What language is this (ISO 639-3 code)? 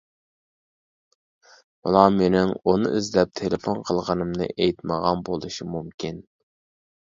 uig